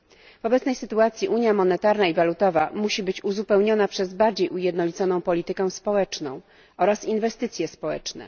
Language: Polish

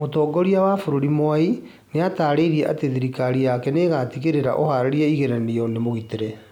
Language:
Kikuyu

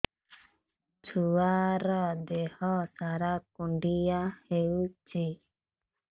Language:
Odia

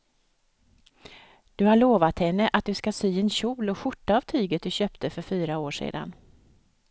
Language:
Swedish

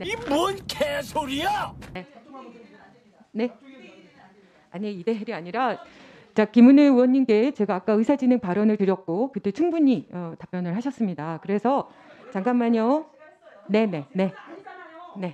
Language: Korean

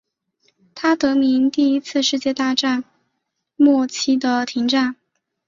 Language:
Chinese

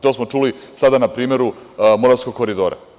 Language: Serbian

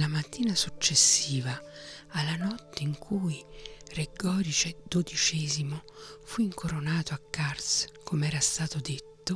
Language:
Italian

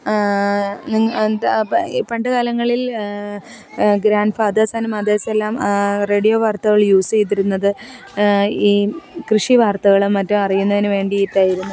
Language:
Malayalam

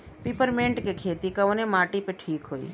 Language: Bhojpuri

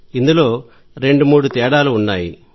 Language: Telugu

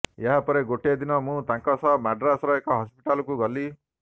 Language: Odia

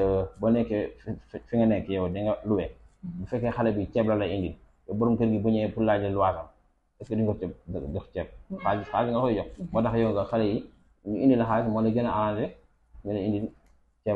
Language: Arabic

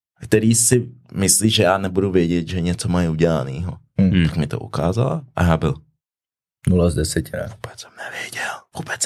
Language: Czech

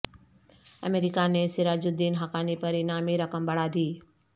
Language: Urdu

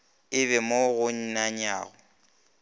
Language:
Northern Sotho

